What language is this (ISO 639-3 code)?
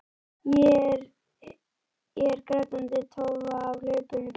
isl